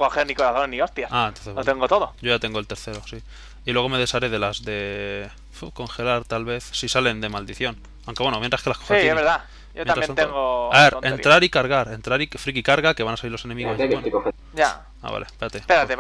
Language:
Spanish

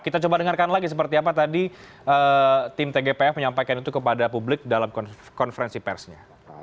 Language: Indonesian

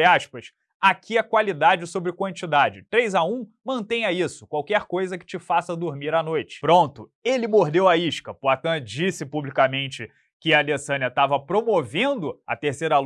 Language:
Portuguese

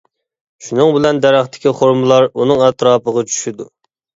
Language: Uyghur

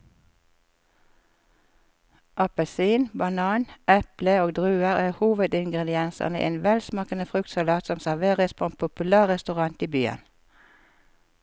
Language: Norwegian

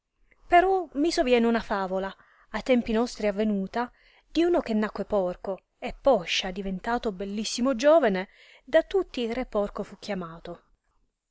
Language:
Italian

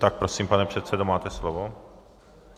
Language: Czech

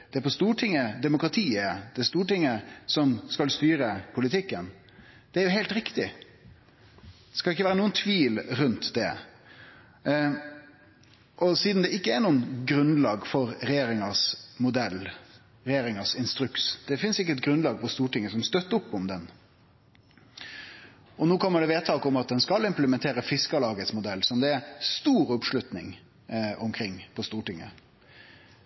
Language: Norwegian Nynorsk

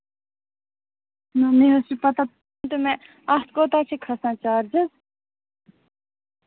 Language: Kashmiri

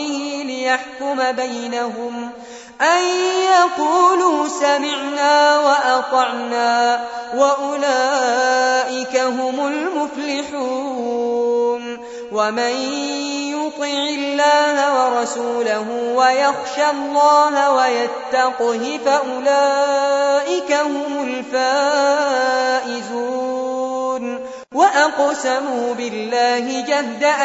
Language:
Arabic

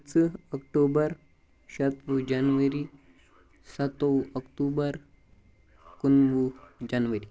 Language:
Kashmiri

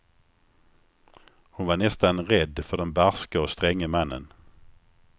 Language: Swedish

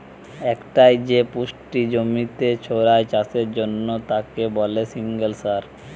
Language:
Bangla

